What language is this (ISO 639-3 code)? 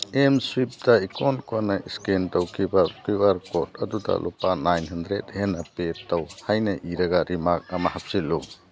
mni